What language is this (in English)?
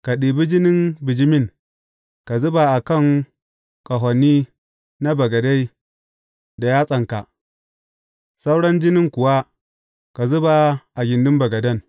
Hausa